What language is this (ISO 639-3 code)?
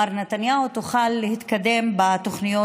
heb